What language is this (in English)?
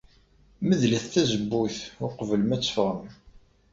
Kabyle